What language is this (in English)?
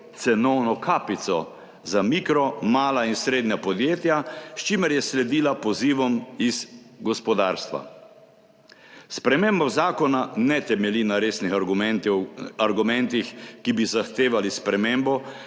Slovenian